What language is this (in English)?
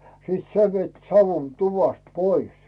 Finnish